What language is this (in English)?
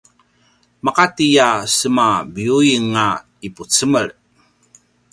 Paiwan